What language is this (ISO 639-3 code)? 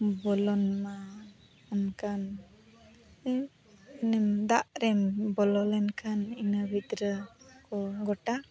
sat